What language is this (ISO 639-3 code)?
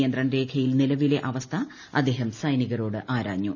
mal